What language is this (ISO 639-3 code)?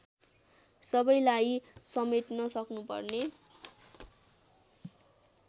nep